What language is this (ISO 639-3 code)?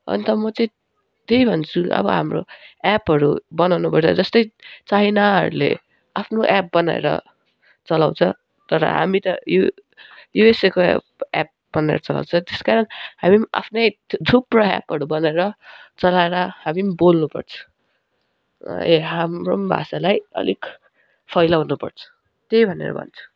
nep